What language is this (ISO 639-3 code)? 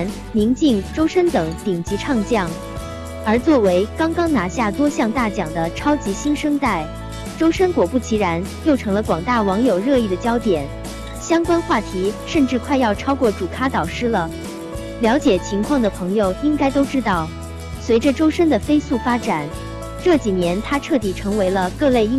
zho